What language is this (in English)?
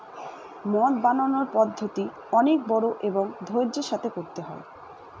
Bangla